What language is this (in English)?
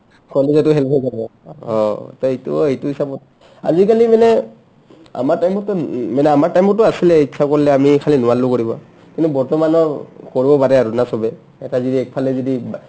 Assamese